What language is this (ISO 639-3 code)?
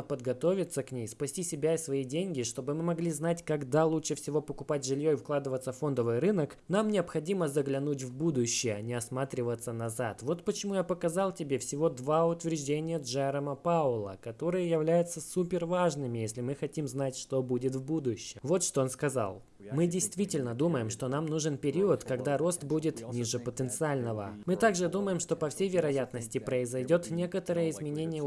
rus